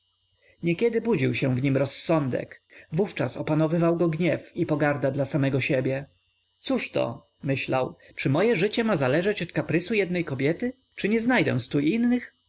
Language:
Polish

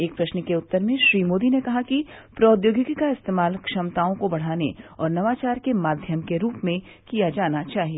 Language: Hindi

